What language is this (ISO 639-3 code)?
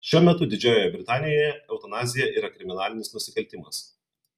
lit